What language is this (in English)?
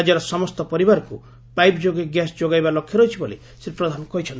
Odia